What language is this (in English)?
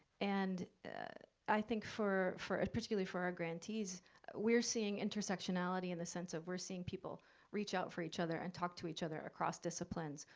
English